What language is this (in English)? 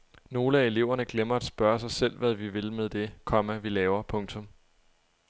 Danish